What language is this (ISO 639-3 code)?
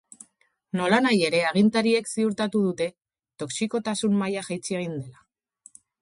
eus